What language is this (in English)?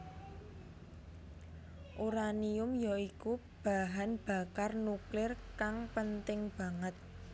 Javanese